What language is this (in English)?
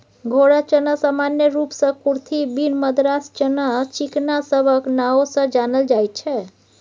Maithili